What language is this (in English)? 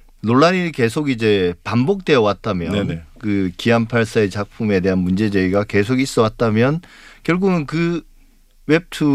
Korean